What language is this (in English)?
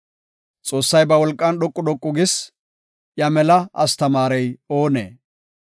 Gofa